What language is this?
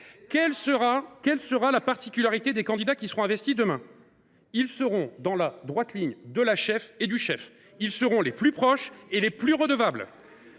French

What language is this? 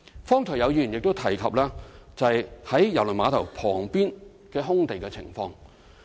Cantonese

